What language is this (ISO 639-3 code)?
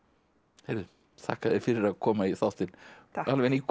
isl